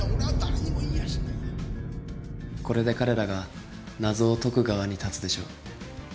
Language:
Japanese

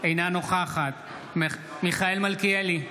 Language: Hebrew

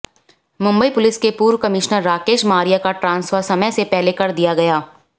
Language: Hindi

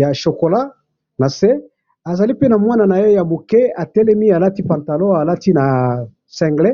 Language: Lingala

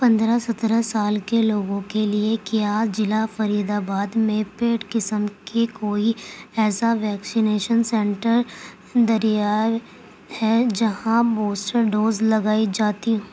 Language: Urdu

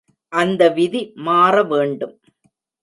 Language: Tamil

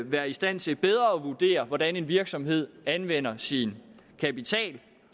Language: Danish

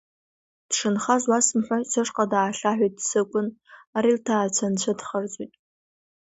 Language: Abkhazian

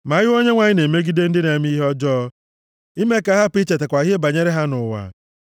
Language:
Igbo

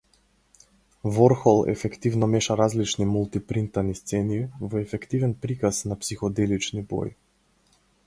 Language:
Macedonian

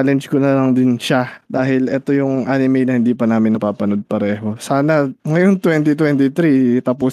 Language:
Filipino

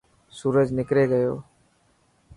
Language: Dhatki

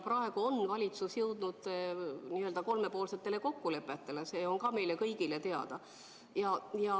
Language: Estonian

